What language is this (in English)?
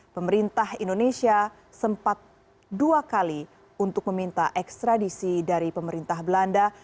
Indonesian